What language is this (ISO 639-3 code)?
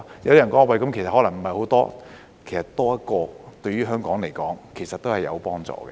yue